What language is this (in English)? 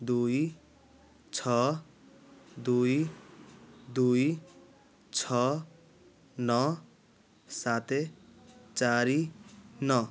Odia